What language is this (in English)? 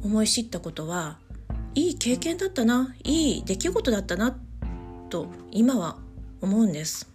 Japanese